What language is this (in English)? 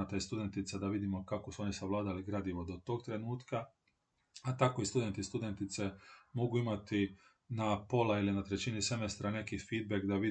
Croatian